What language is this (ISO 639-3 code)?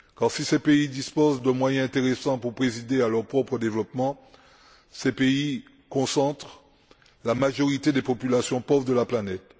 fra